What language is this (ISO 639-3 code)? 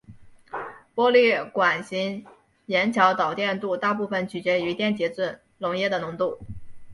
zho